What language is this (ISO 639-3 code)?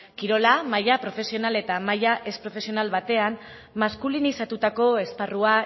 eus